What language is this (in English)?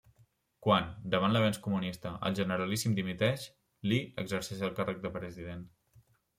Catalan